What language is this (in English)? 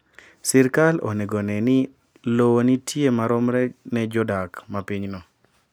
Luo (Kenya and Tanzania)